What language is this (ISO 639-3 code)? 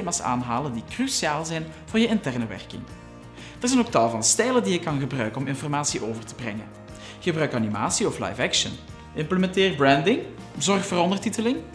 nld